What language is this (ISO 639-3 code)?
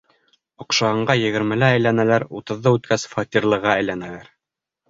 bak